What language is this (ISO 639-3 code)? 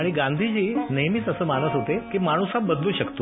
mar